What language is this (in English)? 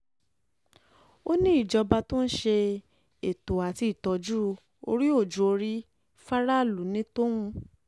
Yoruba